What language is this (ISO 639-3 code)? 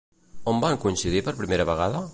cat